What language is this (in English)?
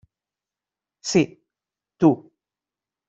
Catalan